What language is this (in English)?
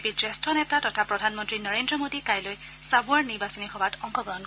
Assamese